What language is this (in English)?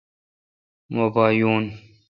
Kalkoti